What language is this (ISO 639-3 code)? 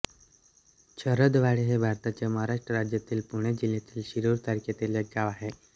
mar